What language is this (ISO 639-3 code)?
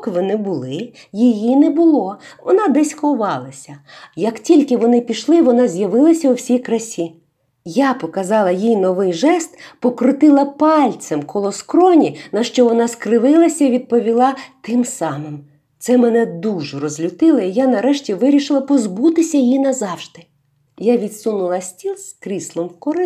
ukr